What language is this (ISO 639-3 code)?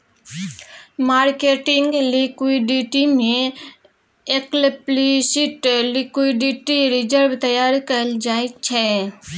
mai